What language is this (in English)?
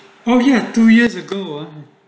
English